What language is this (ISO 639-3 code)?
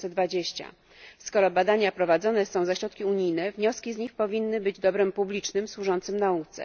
pol